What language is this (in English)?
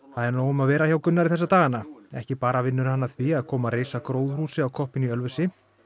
Icelandic